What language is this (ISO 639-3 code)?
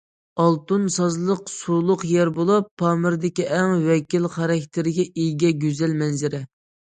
uig